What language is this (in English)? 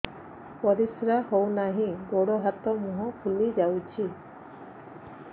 Odia